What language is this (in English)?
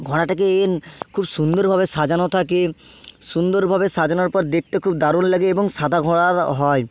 Bangla